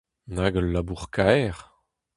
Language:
Breton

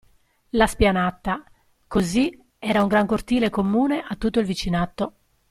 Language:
Italian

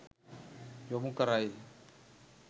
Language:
Sinhala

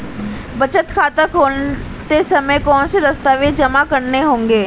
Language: Hindi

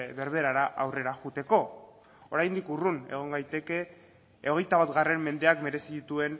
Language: Basque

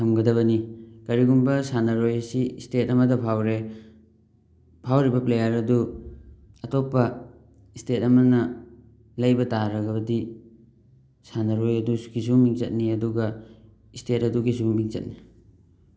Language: Manipuri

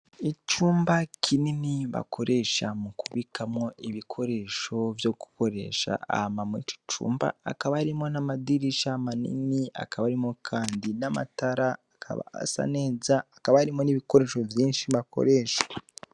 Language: Rundi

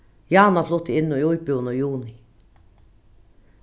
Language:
Faroese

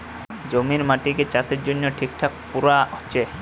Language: Bangla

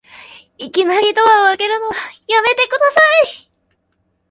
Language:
Japanese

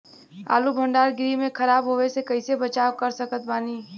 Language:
Bhojpuri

